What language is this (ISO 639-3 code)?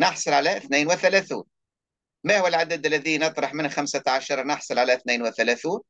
ara